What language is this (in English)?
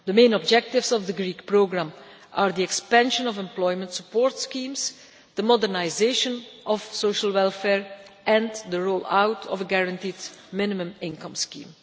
English